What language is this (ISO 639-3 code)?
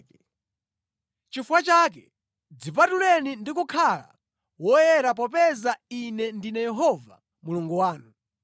nya